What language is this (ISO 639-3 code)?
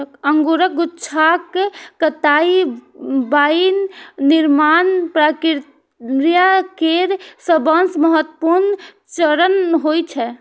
mai